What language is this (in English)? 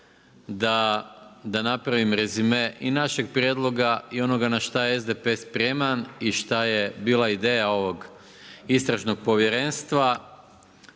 Croatian